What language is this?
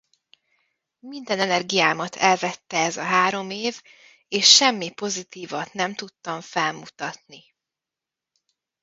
Hungarian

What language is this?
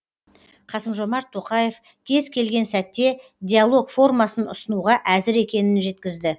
Kazakh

